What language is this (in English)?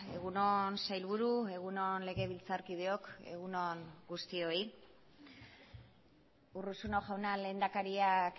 Basque